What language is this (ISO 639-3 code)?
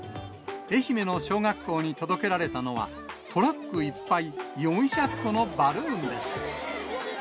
jpn